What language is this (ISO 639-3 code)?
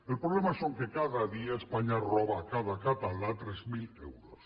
cat